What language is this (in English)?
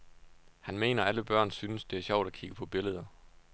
Danish